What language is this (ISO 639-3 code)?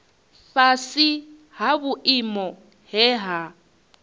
ven